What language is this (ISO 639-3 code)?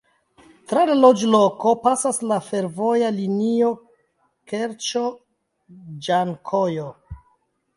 epo